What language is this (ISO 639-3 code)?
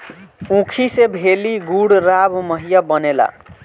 bho